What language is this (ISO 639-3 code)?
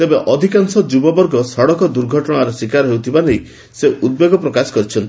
ori